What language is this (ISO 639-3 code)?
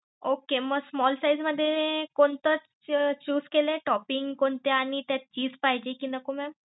mar